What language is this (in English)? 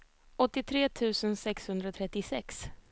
Swedish